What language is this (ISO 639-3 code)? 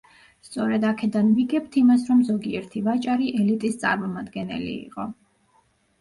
kat